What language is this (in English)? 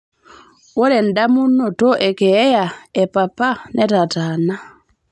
Masai